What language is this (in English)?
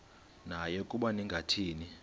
Xhosa